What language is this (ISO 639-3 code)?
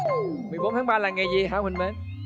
vie